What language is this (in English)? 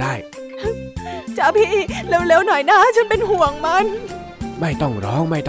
Thai